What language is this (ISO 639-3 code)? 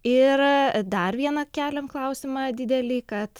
lit